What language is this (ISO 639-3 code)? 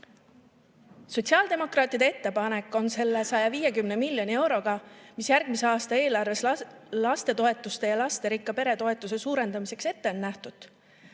est